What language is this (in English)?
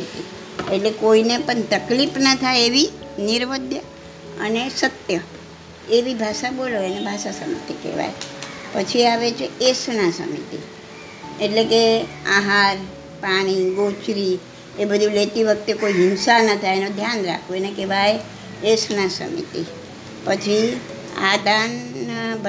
Gujarati